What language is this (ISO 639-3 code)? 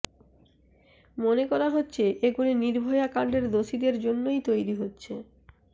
ben